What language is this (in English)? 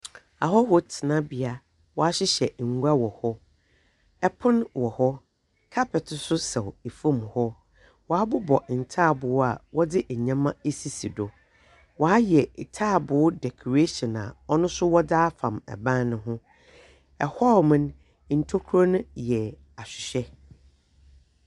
Akan